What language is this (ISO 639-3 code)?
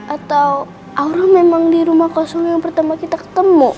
ind